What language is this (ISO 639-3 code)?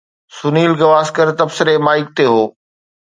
snd